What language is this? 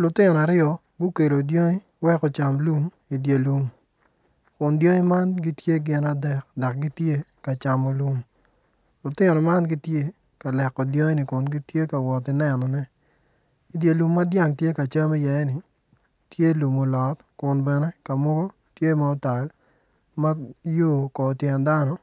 Acoli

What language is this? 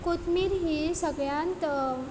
Konkani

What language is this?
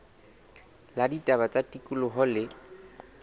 Southern Sotho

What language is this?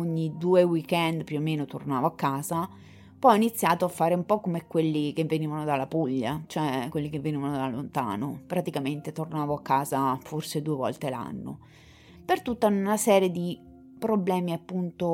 Italian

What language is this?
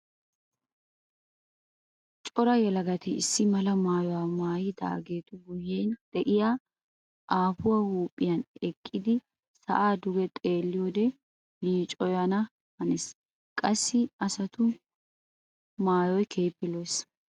Wolaytta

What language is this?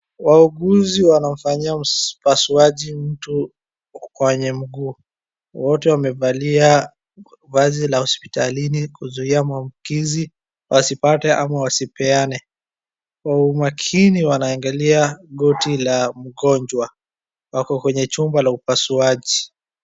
Swahili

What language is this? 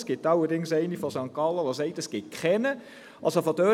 Swiss German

